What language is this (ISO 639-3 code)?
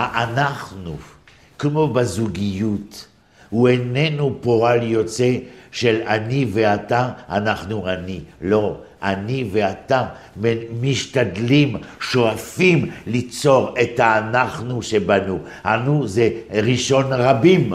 heb